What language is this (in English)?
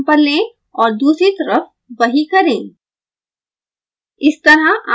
Hindi